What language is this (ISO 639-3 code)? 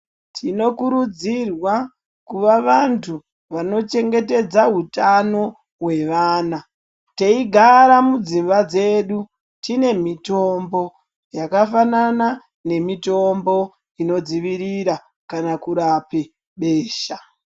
ndc